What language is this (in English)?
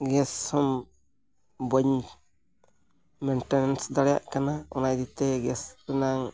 Santali